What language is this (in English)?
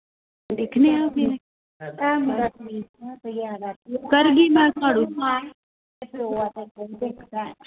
Dogri